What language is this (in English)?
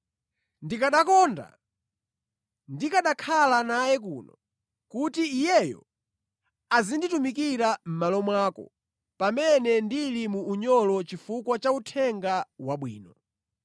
Nyanja